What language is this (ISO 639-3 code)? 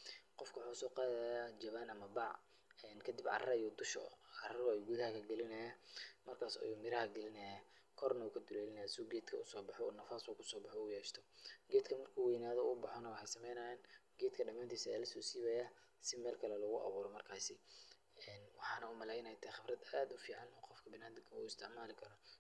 som